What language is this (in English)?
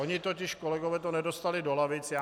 Czech